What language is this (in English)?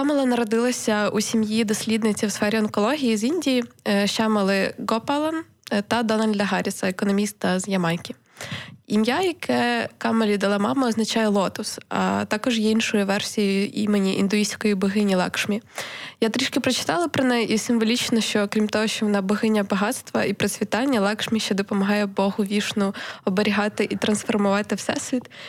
Ukrainian